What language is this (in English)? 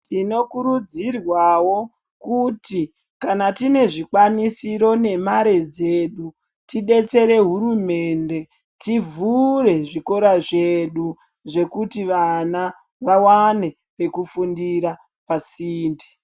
Ndau